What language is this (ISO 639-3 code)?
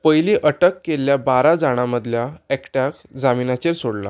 kok